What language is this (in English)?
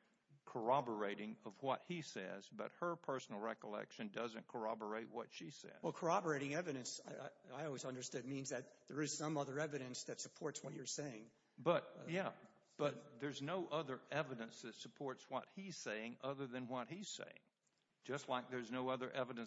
English